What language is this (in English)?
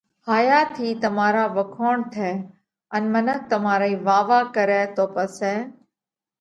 Parkari Koli